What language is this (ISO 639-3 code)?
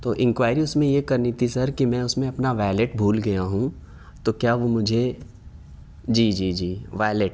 urd